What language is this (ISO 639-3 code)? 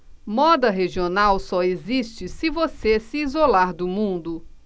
por